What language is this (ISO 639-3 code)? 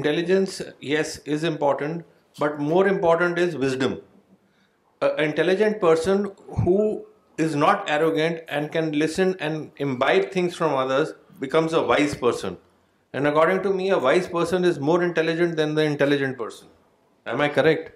urd